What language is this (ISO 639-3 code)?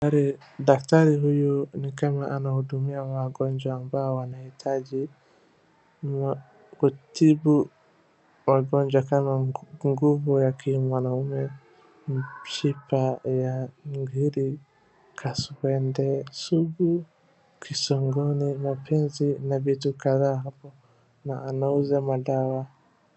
swa